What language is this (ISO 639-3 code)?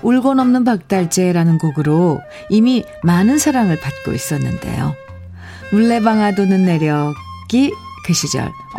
kor